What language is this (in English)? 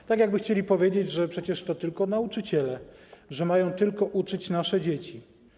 Polish